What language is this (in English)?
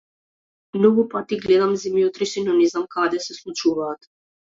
Macedonian